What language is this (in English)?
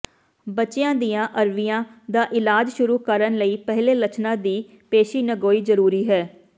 Punjabi